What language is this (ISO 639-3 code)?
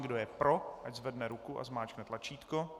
ces